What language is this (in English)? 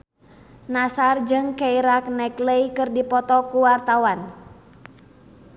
Sundanese